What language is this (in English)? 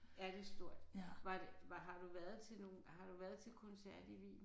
Danish